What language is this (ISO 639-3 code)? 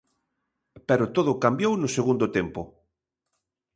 glg